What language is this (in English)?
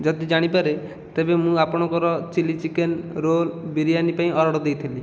Odia